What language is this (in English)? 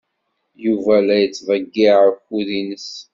Kabyle